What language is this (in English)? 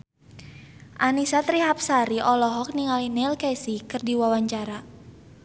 Sundanese